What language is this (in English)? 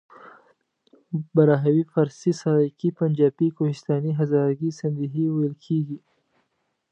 Pashto